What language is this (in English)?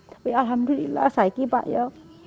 Indonesian